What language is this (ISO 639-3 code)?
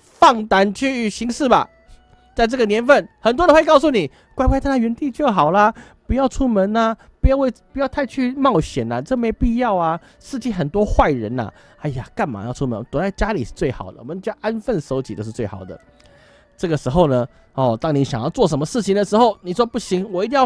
zho